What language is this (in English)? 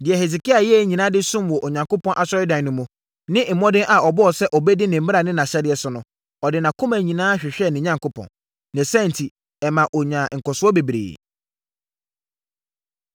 Akan